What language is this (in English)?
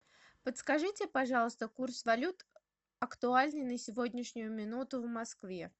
Russian